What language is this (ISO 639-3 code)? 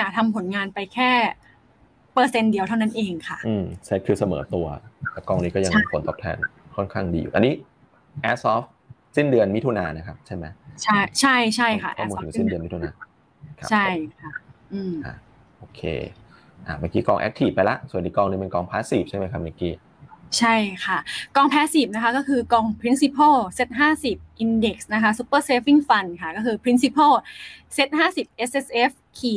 tha